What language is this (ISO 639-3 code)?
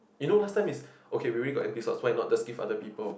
eng